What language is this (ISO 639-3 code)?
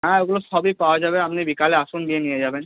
ben